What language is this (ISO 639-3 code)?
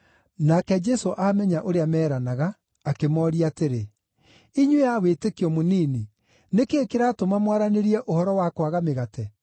kik